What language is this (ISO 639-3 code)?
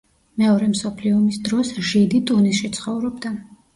kat